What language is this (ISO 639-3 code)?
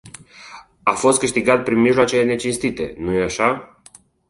ron